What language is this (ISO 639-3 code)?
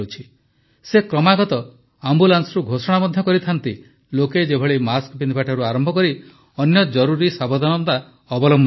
ori